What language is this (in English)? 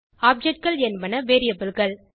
Tamil